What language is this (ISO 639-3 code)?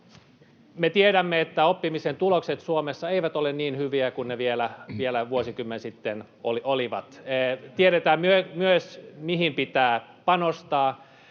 fin